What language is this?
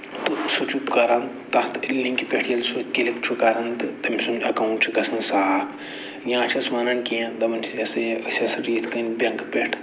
Kashmiri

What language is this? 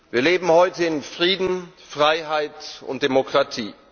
German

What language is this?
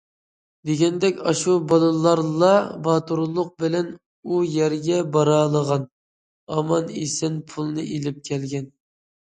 Uyghur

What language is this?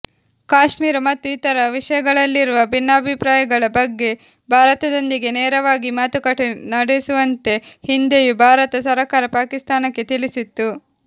Kannada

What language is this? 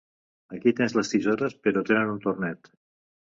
Catalan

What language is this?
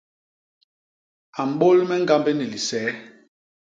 Basaa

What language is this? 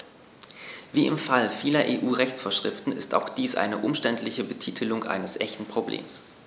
German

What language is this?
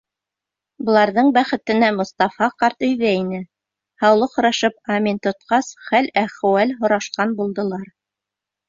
Bashkir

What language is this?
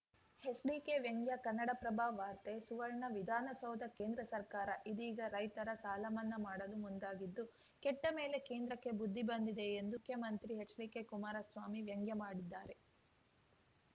Kannada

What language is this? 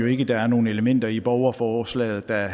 Danish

